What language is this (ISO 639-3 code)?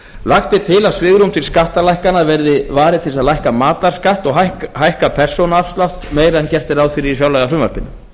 isl